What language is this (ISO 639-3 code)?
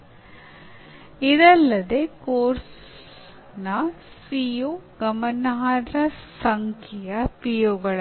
kan